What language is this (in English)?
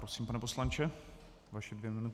Czech